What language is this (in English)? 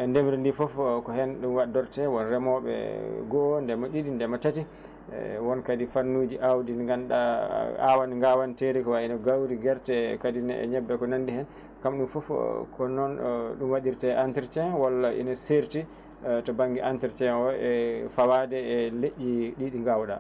Fula